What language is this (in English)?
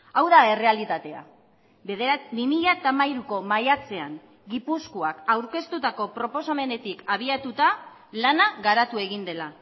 Basque